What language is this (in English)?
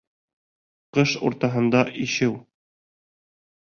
Bashkir